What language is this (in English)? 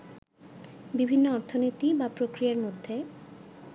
Bangla